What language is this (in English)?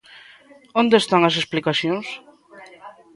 Galician